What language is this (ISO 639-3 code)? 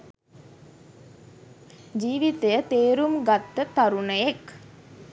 sin